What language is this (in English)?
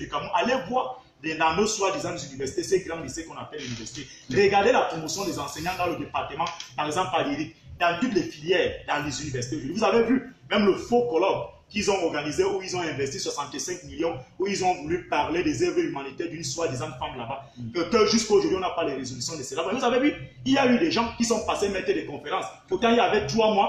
French